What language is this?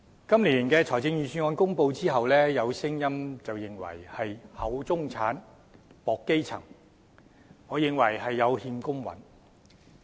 Cantonese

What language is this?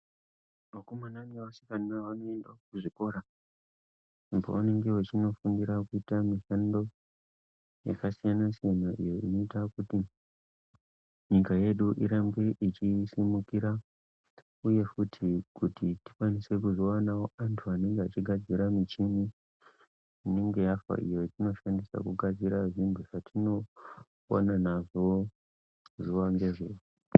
Ndau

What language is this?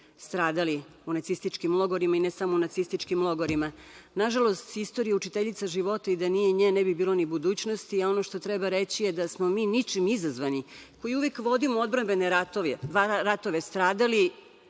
Serbian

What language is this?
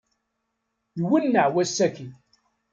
Kabyle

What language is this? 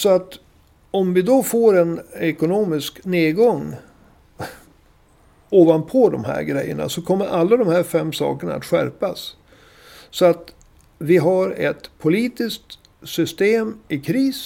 Swedish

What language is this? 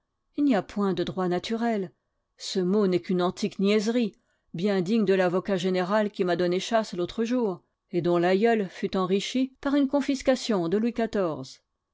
French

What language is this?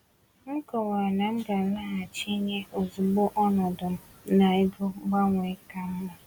Igbo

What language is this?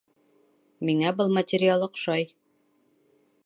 Bashkir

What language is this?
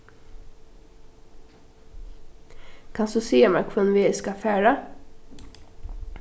Faroese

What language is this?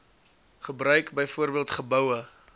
Afrikaans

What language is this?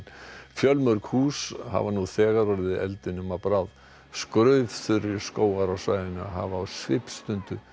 Icelandic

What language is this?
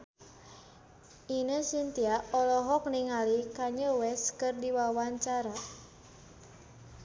Sundanese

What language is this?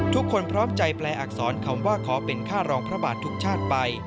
Thai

